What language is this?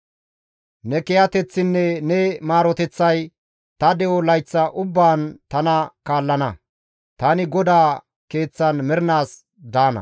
Gamo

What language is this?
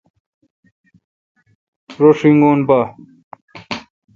Kalkoti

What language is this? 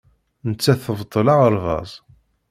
Kabyle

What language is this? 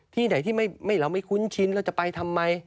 Thai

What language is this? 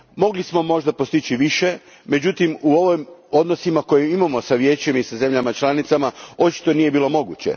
Croatian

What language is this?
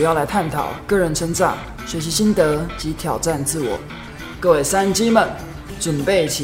Chinese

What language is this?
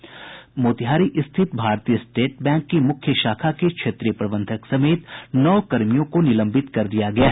Hindi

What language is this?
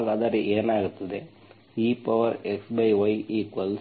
Kannada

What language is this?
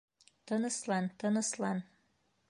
Bashkir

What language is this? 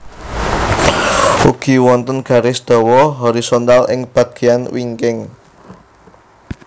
Javanese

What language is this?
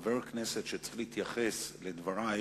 Hebrew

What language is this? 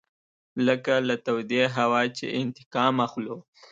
Pashto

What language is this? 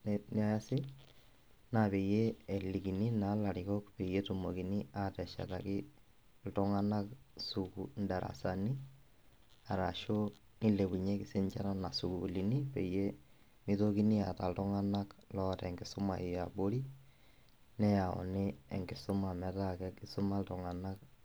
Masai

